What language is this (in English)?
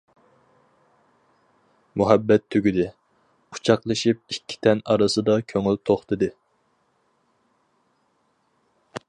Uyghur